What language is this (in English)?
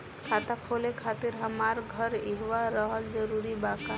Bhojpuri